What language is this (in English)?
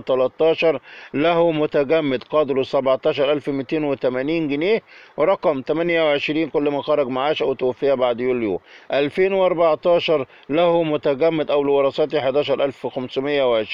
Arabic